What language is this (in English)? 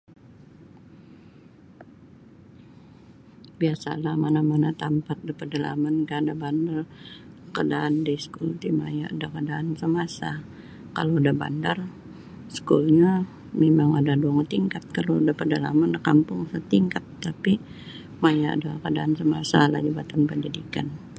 Sabah Bisaya